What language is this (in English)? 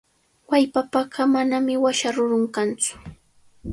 Cajatambo North Lima Quechua